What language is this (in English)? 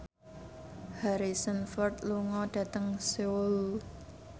Javanese